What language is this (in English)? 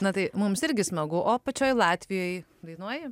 Lithuanian